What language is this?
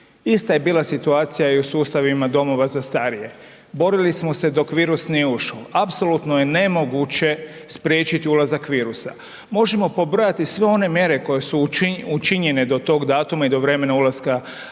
Croatian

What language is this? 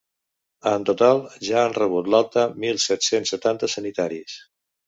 Catalan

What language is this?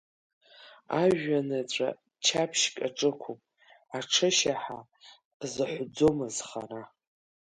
Abkhazian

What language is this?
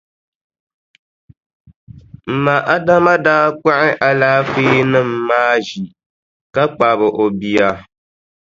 Dagbani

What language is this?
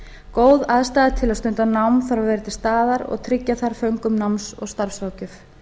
Icelandic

